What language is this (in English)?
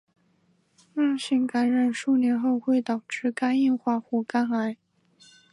Chinese